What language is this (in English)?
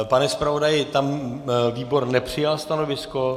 Czech